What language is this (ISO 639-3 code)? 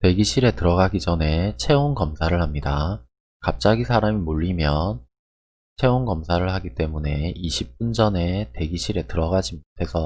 kor